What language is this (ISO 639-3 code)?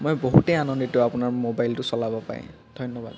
asm